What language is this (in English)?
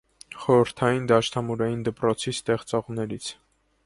Armenian